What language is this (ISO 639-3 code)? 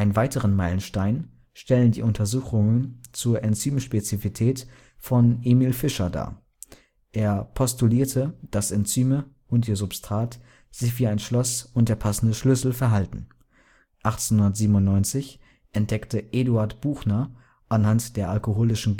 deu